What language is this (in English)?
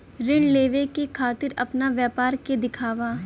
Bhojpuri